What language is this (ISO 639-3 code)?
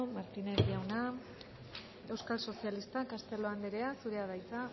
eus